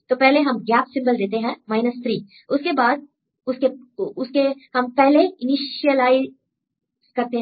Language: Hindi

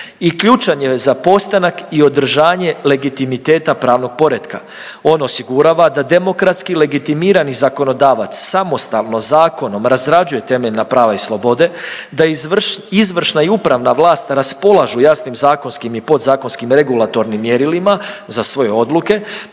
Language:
Croatian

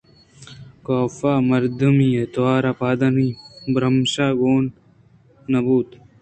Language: Eastern Balochi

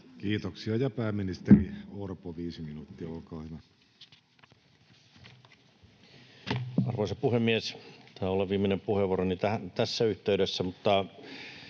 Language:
Finnish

